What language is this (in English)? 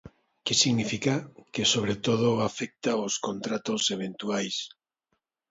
Galician